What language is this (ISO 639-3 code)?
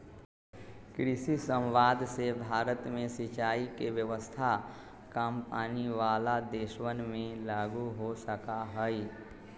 mag